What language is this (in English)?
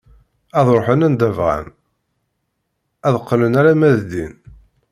Kabyle